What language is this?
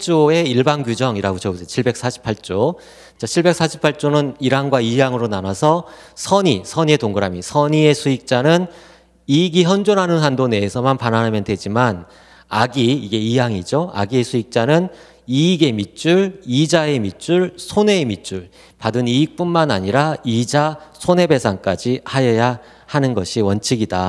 Korean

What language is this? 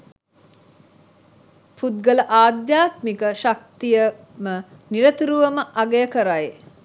Sinhala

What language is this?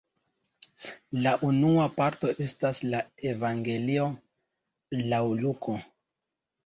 Esperanto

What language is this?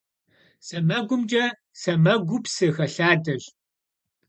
Kabardian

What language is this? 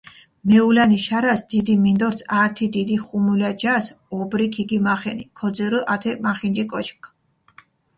Mingrelian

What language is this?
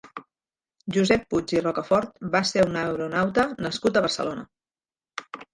Catalan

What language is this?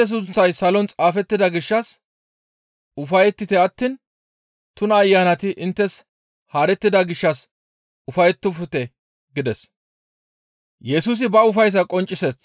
Gamo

